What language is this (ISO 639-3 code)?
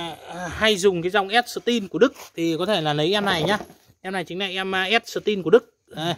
vie